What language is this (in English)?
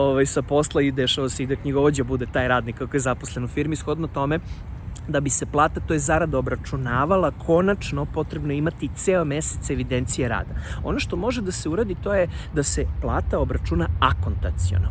Serbian